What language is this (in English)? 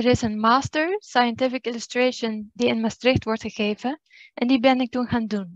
Dutch